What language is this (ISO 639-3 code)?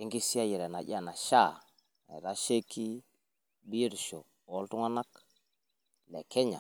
mas